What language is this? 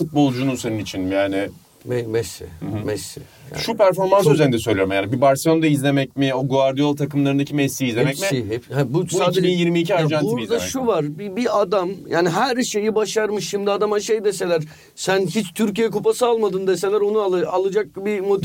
Turkish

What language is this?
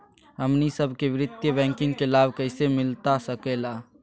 Magahi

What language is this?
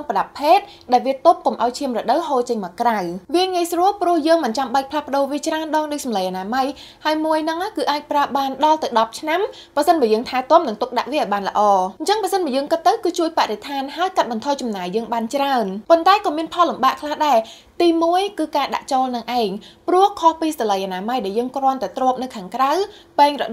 Thai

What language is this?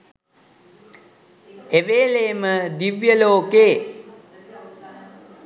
Sinhala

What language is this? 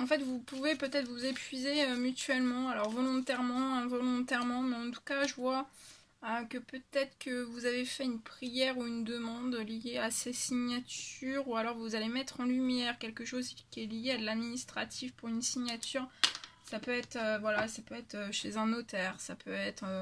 French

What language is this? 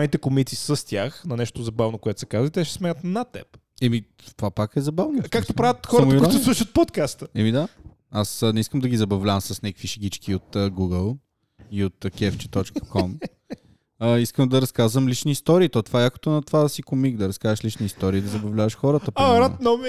Bulgarian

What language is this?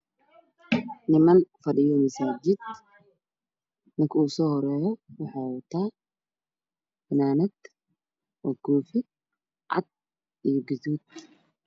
Somali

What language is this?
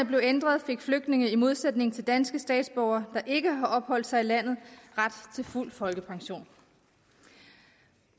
Danish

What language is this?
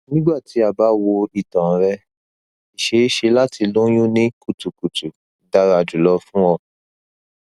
Yoruba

